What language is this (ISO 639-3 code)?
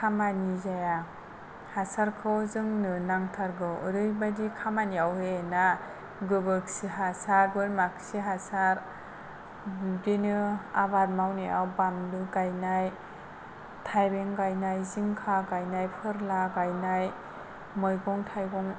brx